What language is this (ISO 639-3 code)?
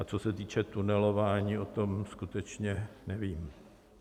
ces